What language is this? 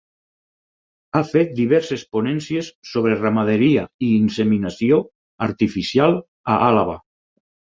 Catalan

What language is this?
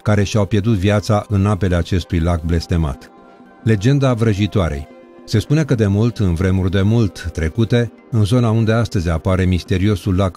Romanian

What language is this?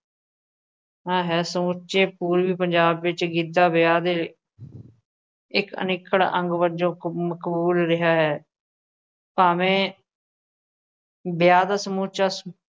Punjabi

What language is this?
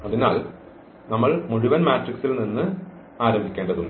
Malayalam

